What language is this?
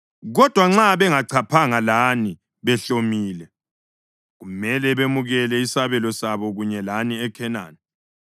North Ndebele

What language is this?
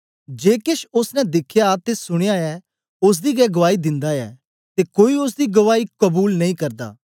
Dogri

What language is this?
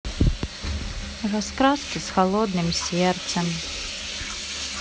Russian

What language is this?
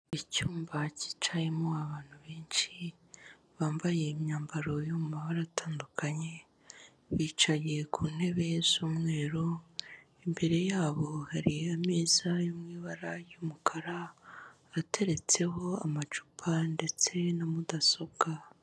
Kinyarwanda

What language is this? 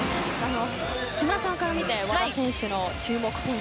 Japanese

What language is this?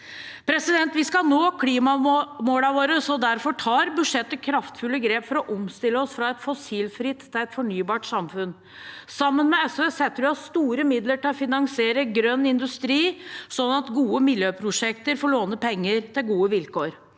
Norwegian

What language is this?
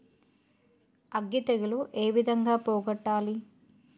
Telugu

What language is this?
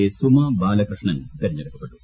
Malayalam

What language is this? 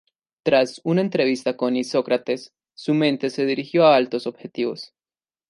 Spanish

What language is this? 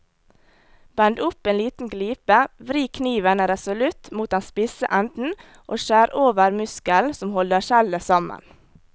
Norwegian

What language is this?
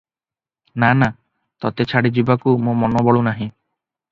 Odia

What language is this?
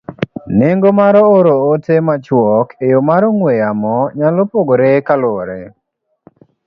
Luo (Kenya and Tanzania)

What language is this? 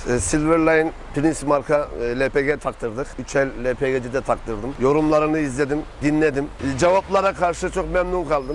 Turkish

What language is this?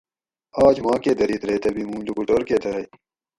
Gawri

